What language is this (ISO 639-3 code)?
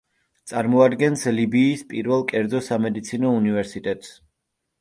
kat